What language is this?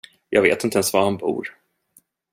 Swedish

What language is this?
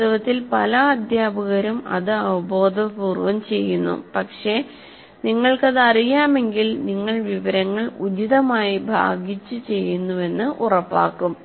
Malayalam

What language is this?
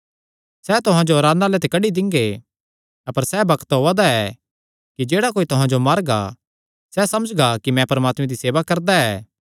Kangri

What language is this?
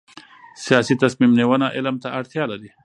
Pashto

